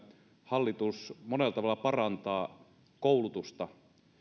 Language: Finnish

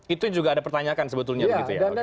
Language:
Indonesian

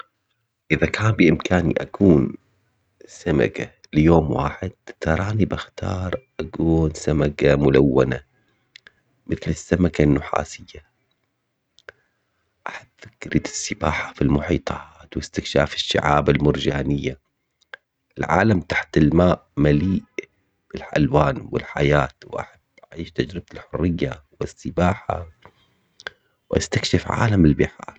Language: Omani Arabic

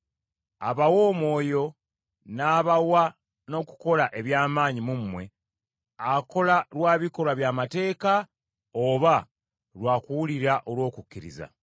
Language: Ganda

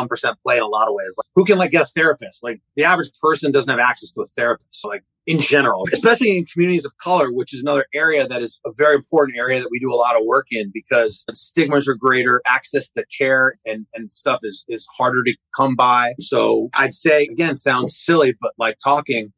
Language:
English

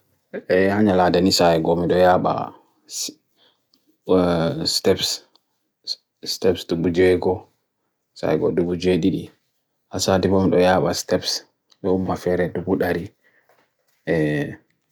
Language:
Bagirmi Fulfulde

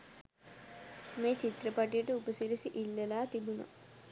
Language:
Sinhala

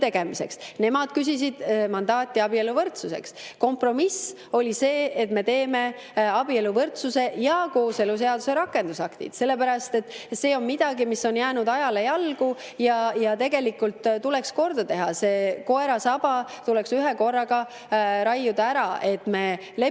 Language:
Estonian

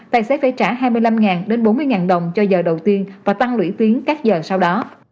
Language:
Vietnamese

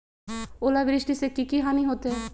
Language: Magahi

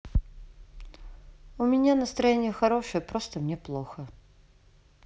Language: Russian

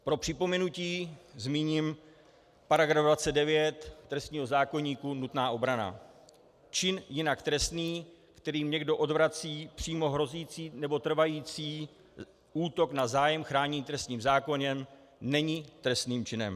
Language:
Czech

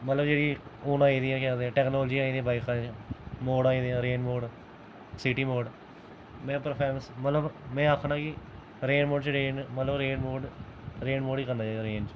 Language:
Dogri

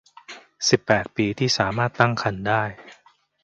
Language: Thai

